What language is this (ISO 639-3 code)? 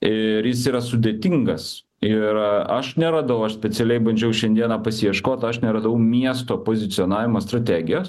lit